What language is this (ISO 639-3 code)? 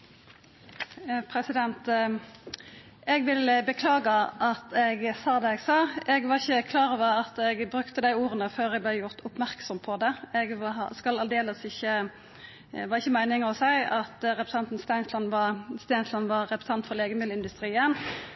nor